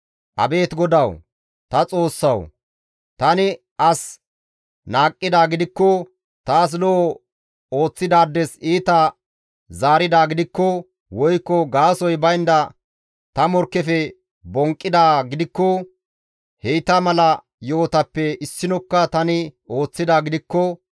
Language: Gamo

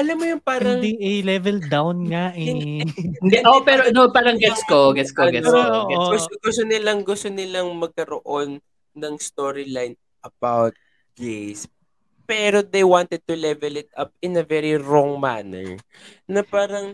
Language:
Filipino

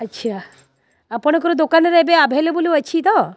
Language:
Odia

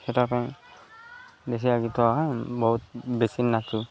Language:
Odia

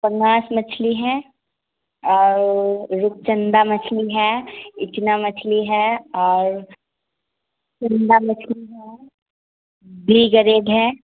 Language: Urdu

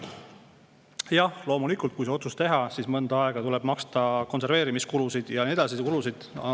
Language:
Estonian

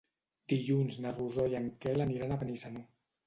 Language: Catalan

